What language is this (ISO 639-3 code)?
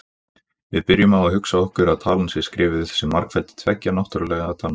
isl